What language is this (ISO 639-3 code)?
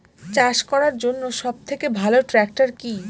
ben